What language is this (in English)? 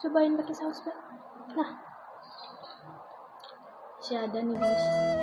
Indonesian